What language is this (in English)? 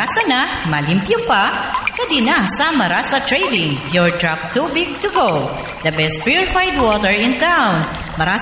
Filipino